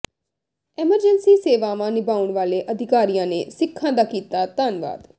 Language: Punjabi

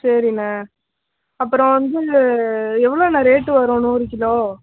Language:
Tamil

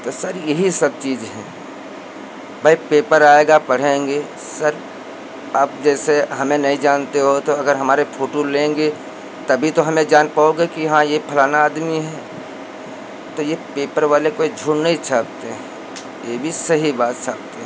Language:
Hindi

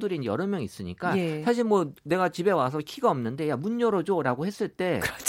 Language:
Korean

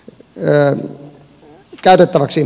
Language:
Finnish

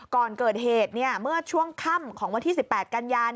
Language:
Thai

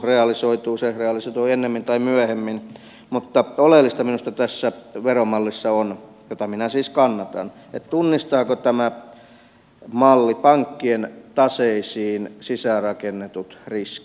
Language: Finnish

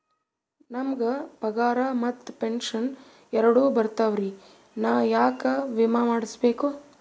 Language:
Kannada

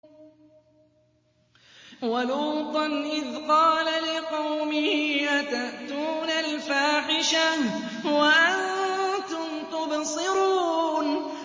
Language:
Arabic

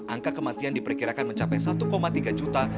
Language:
Indonesian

